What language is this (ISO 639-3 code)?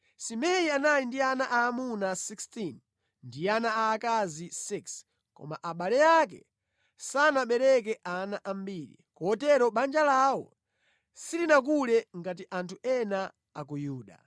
nya